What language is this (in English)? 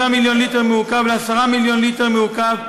Hebrew